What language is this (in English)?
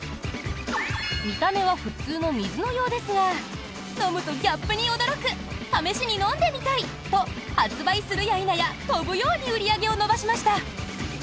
Japanese